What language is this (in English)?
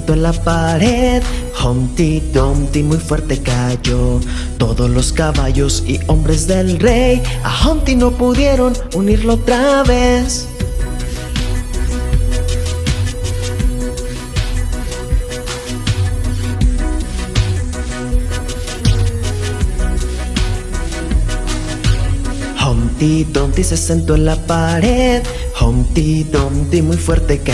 Spanish